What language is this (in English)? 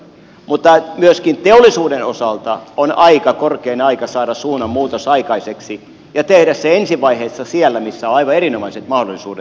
Finnish